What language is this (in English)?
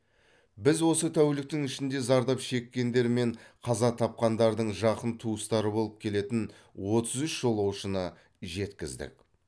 Kazakh